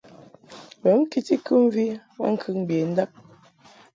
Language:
Mungaka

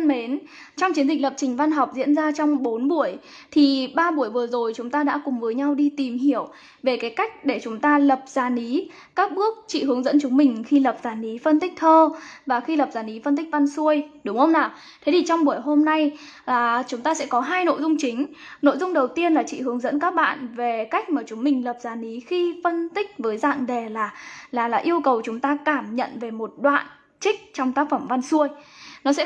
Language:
Vietnamese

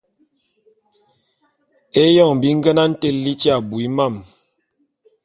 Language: Bulu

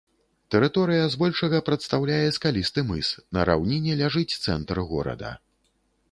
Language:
Belarusian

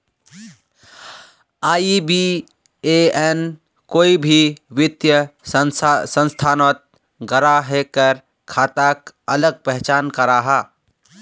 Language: Magahi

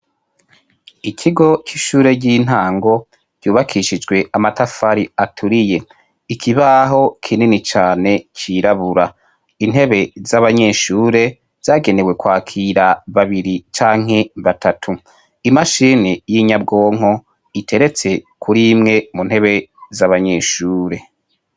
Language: Rundi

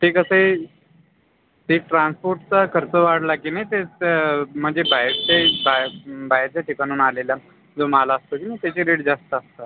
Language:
Marathi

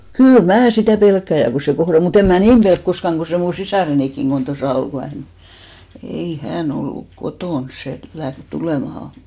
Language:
Finnish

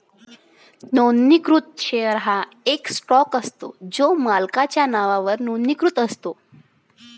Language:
Marathi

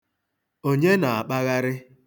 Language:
Igbo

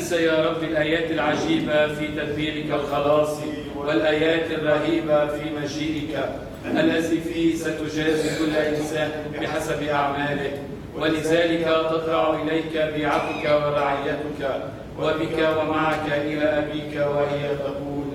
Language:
Arabic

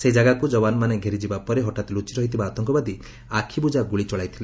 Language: Odia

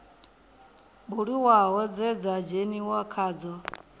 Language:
Venda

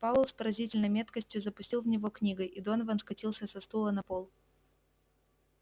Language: Russian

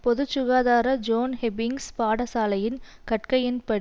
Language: Tamil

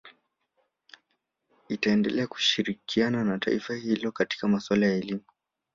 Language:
Swahili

